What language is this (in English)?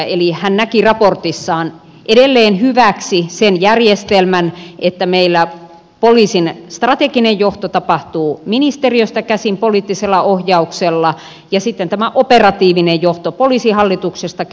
Finnish